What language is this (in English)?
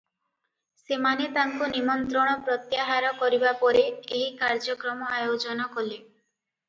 Odia